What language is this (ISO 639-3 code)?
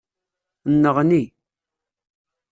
kab